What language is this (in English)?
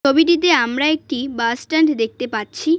Bangla